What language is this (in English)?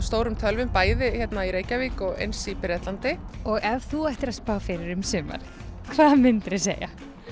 Icelandic